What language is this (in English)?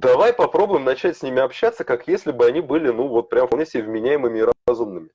Russian